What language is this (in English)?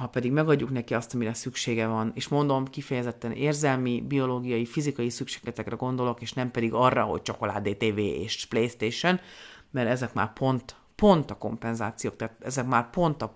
Hungarian